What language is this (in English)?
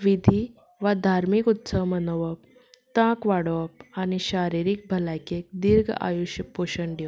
Konkani